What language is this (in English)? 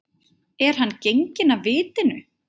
Icelandic